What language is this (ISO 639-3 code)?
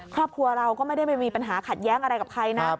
tha